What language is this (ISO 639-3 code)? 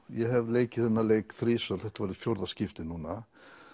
isl